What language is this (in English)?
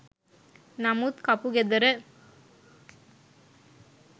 Sinhala